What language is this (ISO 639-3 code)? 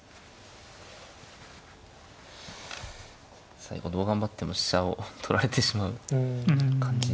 jpn